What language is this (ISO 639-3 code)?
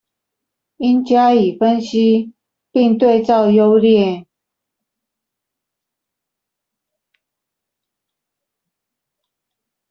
zho